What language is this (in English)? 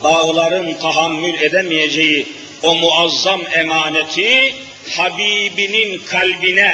Turkish